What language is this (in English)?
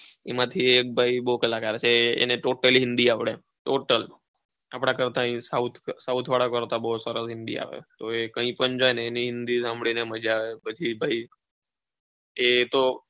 Gujarati